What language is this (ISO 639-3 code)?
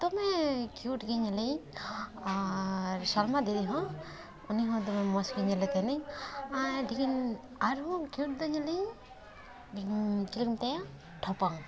sat